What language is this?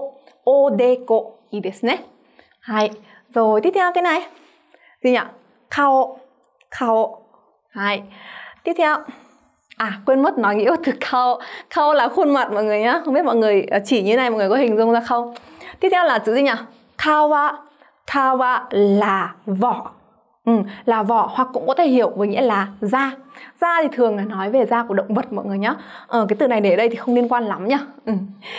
Vietnamese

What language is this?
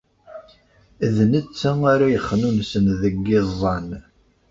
Kabyle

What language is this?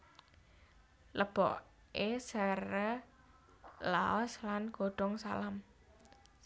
Javanese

